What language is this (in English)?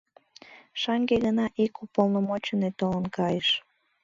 Mari